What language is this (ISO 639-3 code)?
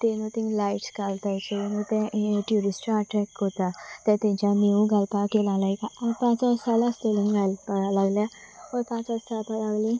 kok